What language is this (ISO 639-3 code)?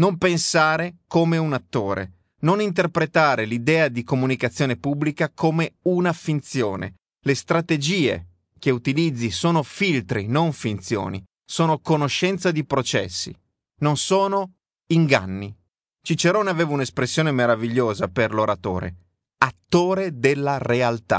ita